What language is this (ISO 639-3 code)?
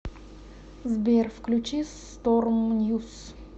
rus